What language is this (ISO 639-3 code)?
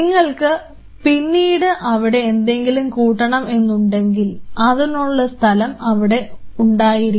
mal